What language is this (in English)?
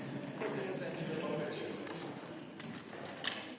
Slovenian